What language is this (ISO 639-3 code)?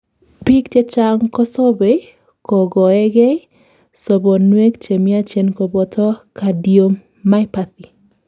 kln